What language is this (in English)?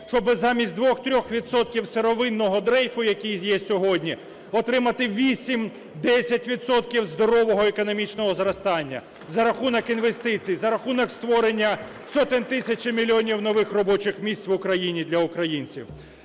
Ukrainian